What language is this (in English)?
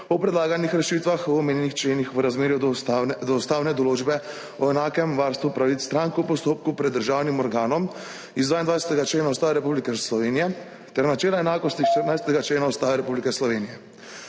Slovenian